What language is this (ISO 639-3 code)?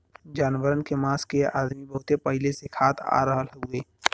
bho